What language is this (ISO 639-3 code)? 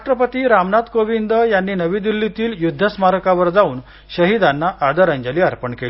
mar